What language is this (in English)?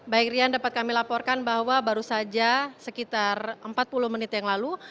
Indonesian